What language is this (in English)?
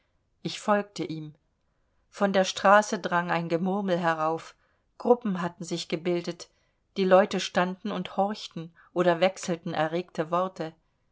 German